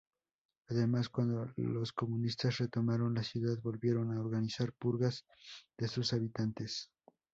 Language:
Spanish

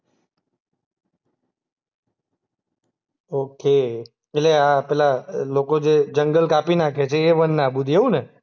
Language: Gujarati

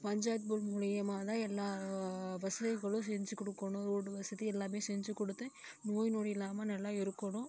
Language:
Tamil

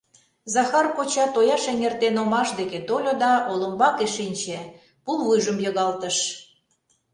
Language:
Mari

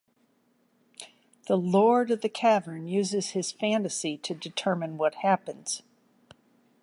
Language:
English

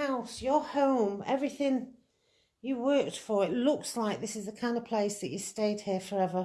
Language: English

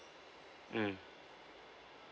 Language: English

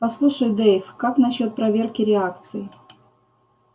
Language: Russian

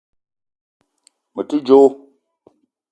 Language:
Eton (Cameroon)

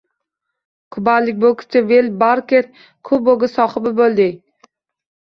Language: Uzbek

